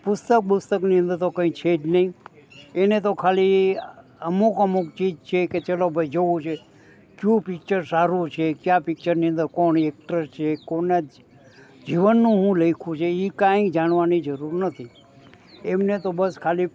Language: Gujarati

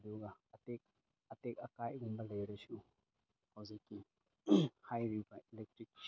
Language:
Manipuri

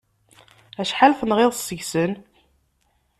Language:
Kabyle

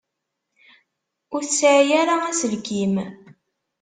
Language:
Kabyle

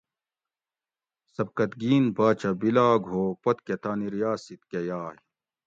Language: Gawri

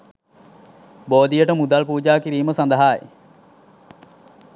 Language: Sinhala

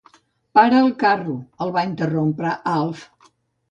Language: Catalan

